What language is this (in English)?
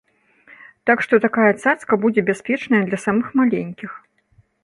Belarusian